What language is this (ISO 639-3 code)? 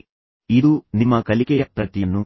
kan